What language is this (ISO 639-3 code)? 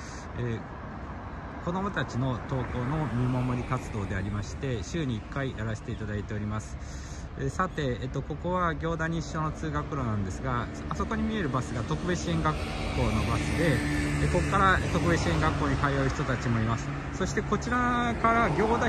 jpn